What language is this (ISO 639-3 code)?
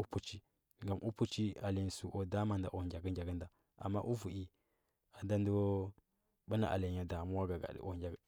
hbb